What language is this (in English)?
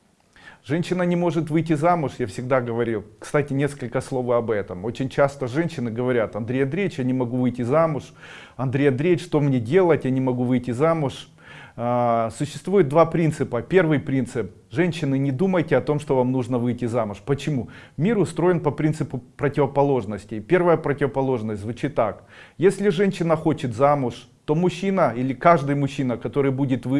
Russian